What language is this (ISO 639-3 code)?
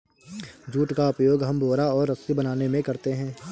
hin